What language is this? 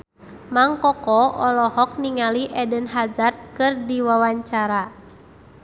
Sundanese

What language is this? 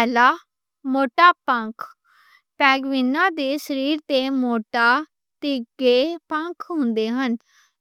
Western Panjabi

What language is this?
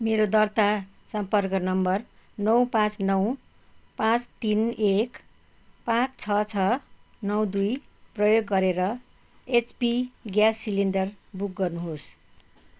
Nepali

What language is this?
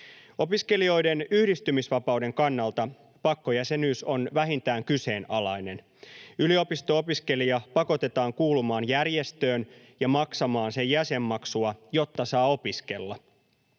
Finnish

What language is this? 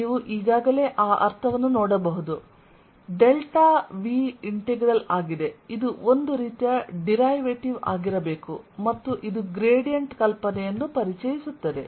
Kannada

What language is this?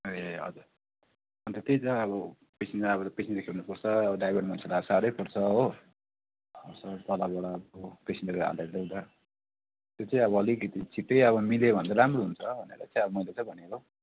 Nepali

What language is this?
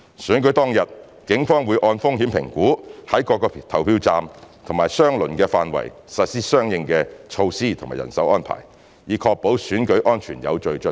Cantonese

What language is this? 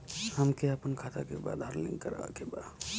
Bhojpuri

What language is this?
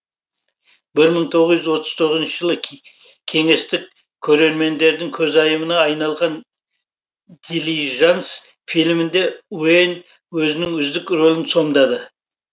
Kazakh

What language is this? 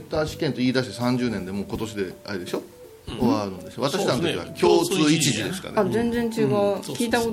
Japanese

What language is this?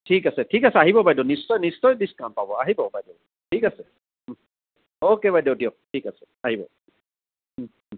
Assamese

